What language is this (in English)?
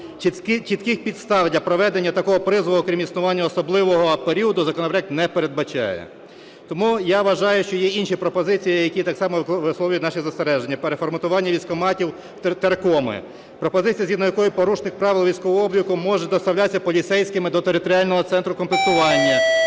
Ukrainian